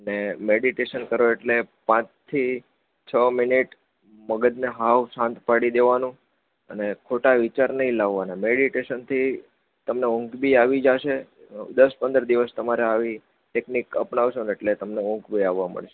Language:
Gujarati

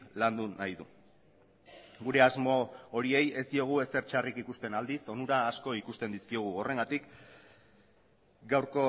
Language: Basque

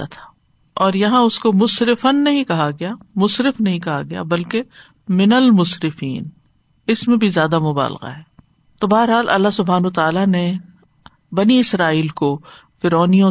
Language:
Urdu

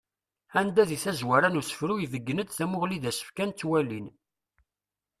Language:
Kabyle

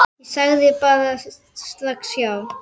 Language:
Icelandic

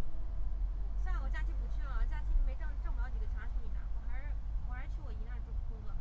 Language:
Chinese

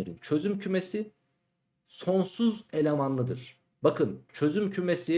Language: Turkish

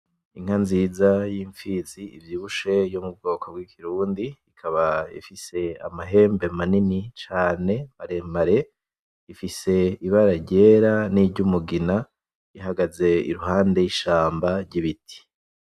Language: Rundi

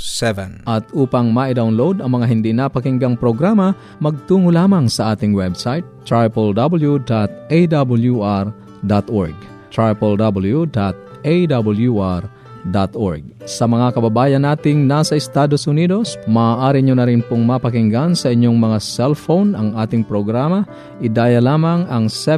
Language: Filipino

